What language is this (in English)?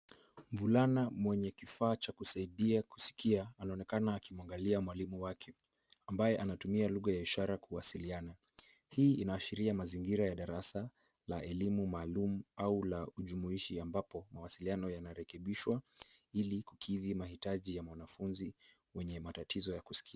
Swahili